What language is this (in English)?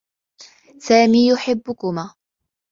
Arabic